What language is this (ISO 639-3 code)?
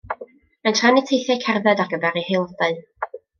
cym